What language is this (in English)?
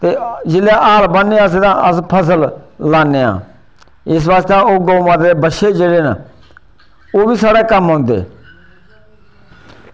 Dogri